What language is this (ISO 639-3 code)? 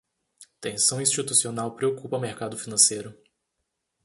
por